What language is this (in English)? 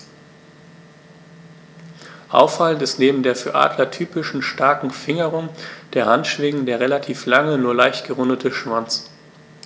German